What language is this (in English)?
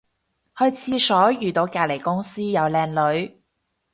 Cantonese